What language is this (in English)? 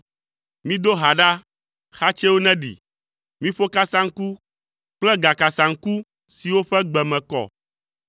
Ewe